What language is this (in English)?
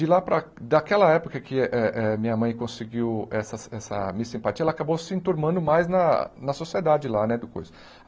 Portuguese